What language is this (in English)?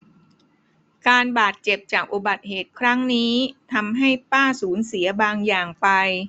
Thai